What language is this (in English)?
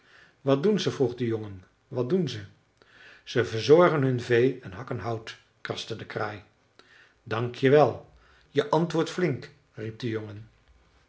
Dutch